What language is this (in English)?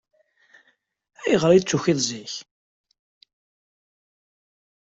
Kabyle